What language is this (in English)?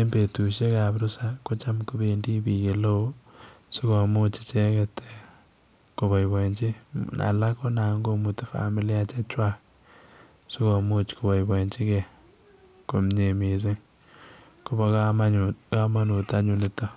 Kalenjin